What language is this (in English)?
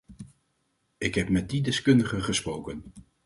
Dutch